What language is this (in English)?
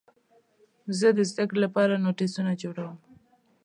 Pashto